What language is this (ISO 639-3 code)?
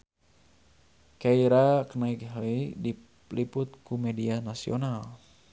sun